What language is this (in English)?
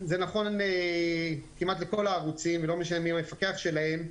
Hebrew